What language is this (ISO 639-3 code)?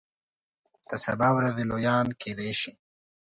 pus